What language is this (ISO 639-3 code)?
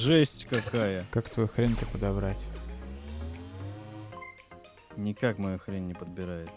rus